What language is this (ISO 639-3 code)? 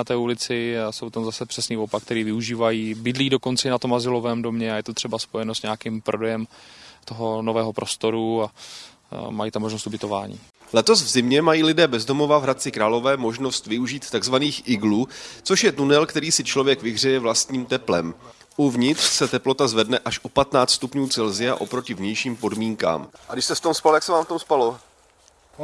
ces